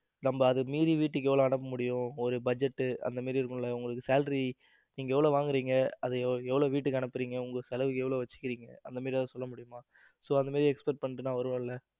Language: Tamil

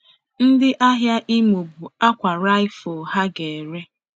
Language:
Igbo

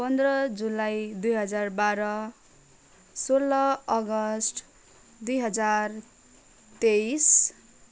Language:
Nepali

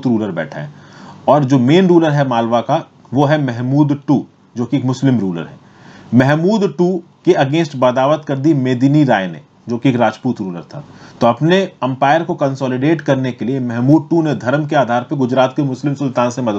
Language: Hindi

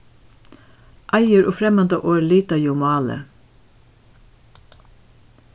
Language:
Faroese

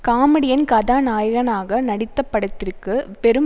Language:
Tamil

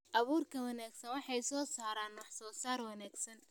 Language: Somali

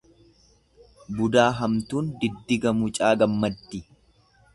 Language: Oromo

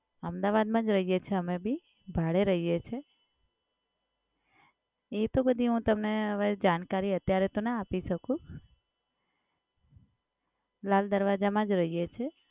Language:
Gujarati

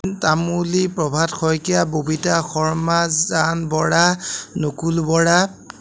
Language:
Assamese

